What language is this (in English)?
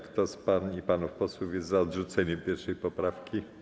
Polish